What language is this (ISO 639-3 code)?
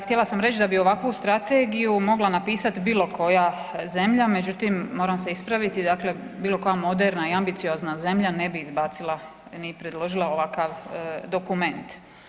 hrv